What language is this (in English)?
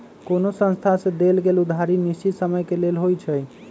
Magahi